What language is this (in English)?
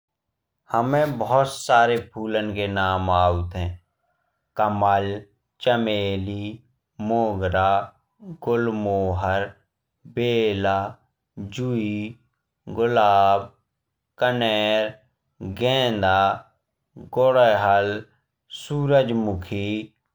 Bundeli